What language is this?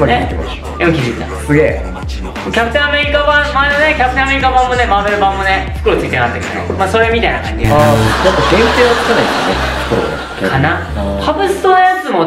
Japanese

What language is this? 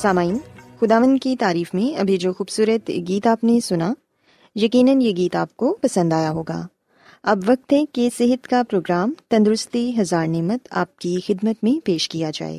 Urdu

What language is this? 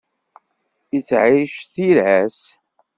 Kabyle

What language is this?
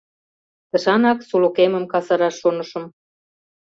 Mari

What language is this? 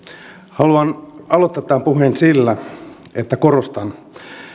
Finnish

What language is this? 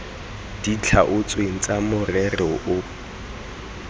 Tswana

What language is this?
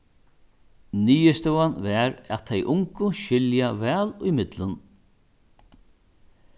Faroese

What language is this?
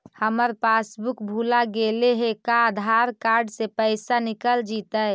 Magahi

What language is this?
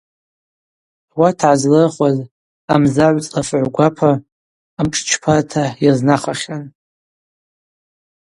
Abaza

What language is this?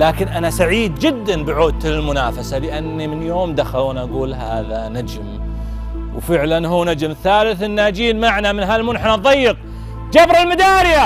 Arabic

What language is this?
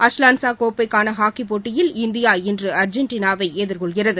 Tamil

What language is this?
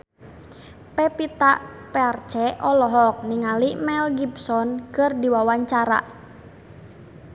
Sundanese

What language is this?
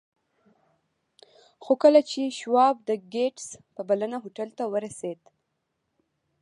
Pashto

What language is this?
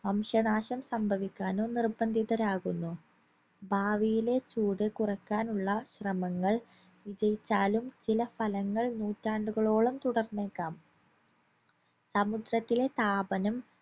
Malayalam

